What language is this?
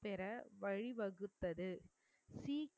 Tamil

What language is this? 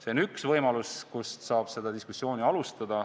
Estonian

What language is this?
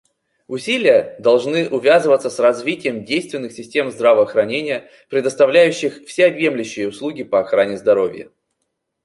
Russian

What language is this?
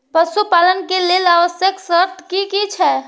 Maithili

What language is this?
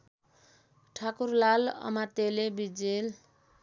Nepali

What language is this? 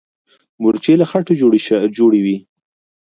Pashto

